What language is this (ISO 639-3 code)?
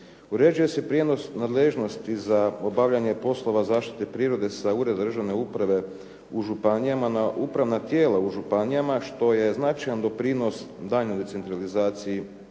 hrv